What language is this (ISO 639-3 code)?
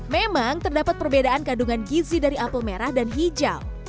ind